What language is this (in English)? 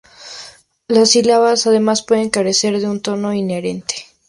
Spanish